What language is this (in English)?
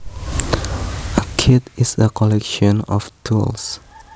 Javanese